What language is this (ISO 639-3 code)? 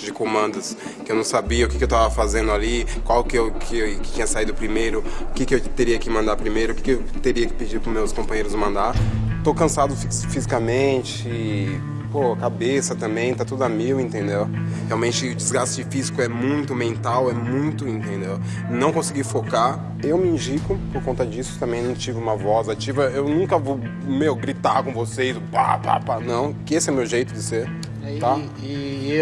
por